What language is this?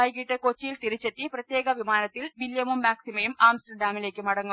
Malayalam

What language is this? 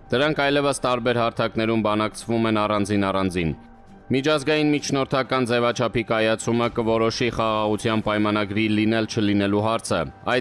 Romanian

